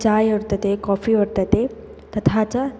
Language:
Sanskrit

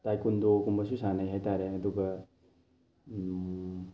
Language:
Manipuri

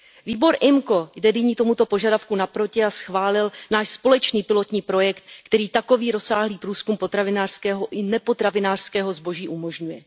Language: Czech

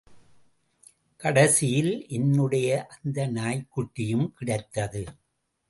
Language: Tamil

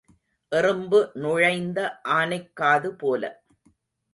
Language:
Tamil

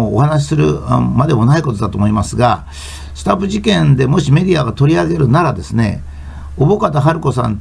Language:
Japanese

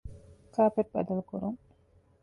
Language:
Divehi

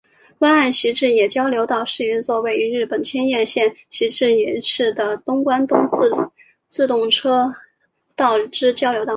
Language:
Chinese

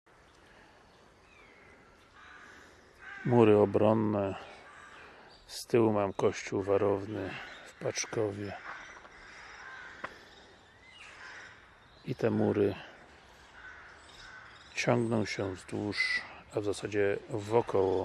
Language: Polish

